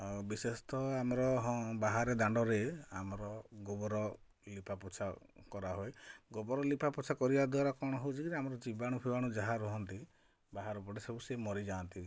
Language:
Odia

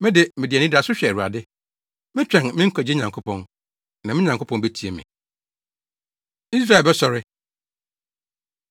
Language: Akan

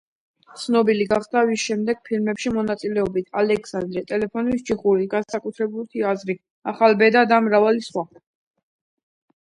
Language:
Georgian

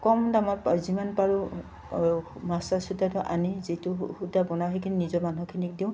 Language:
Assamese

